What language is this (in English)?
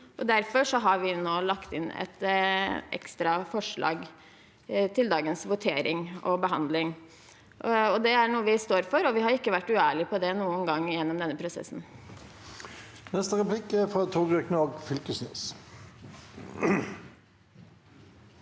Norwegian